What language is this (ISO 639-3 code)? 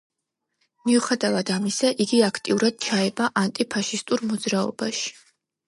kat